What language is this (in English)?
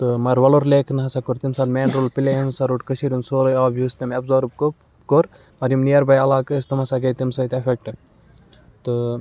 Kashmiri